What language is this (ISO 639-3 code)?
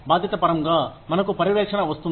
tel